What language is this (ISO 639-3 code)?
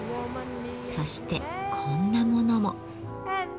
jpn